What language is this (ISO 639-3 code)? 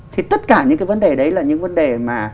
vie